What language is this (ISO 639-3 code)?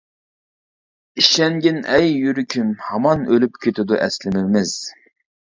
uig